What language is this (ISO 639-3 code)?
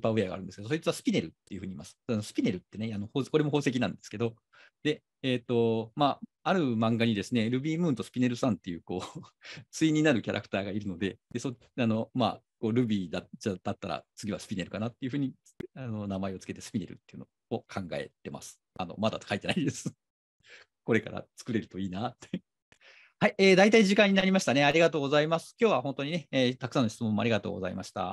jpn